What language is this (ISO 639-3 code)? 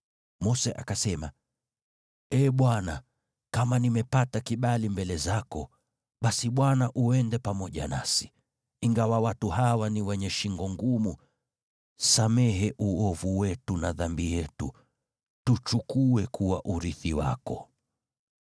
swa